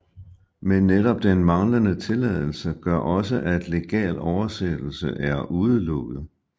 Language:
Danish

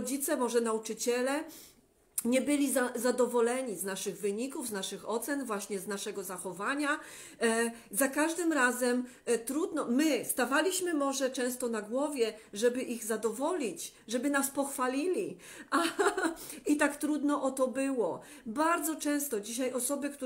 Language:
Polish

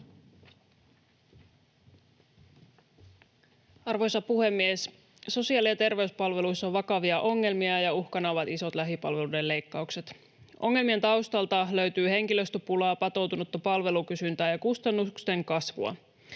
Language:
Finnish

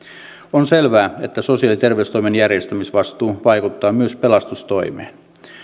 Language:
Finnish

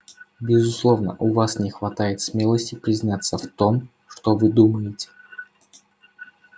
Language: Russian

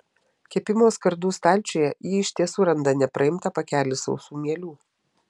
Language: Lithuanian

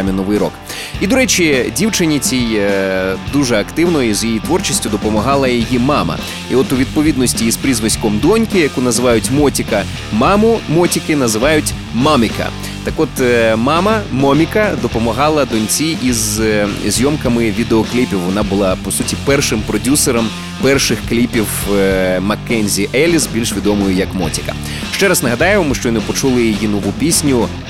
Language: Ukrainian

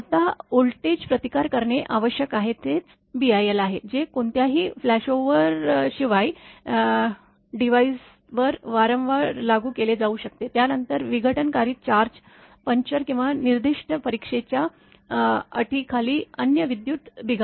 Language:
Marathi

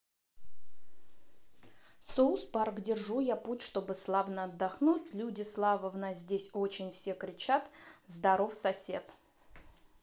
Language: Russian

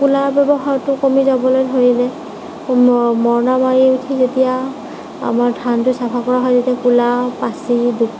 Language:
Assamese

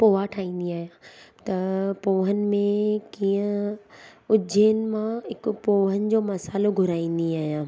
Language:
Sindhi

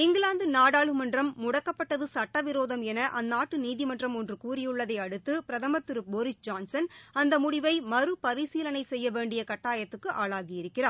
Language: Tamil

